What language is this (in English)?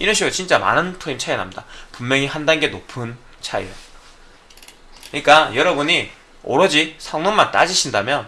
Korean